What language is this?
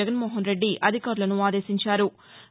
Telugu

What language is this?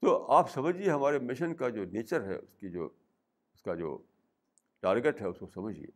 Urdu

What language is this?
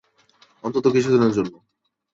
Bangla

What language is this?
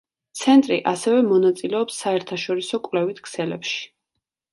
Georgian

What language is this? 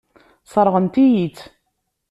Kabyle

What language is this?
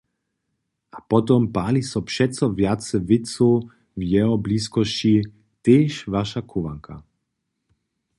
Upper Sorbian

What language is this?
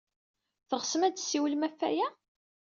Kabyle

